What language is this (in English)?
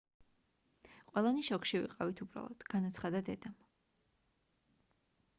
Georgian